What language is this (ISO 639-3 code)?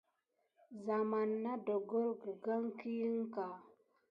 gid